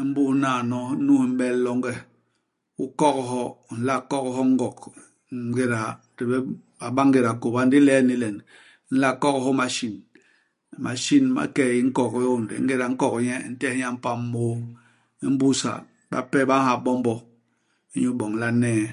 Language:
Basaa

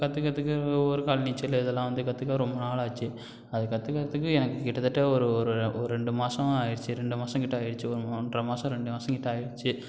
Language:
Tamil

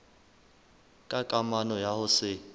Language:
Southern Sotho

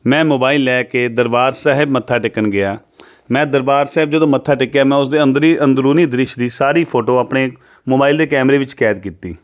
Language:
Punjabi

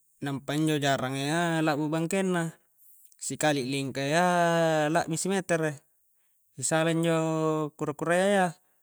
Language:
Coastal Konjo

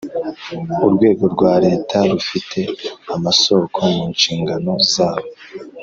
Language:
Kinyarwanda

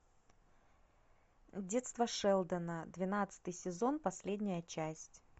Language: Russian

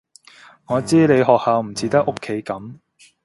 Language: Cantonese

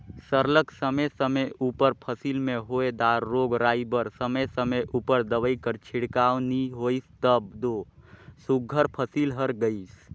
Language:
Chhattisgarhi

